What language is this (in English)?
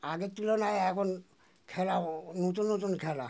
Bangla